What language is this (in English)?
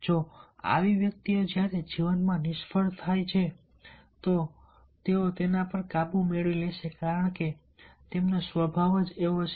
Gujarati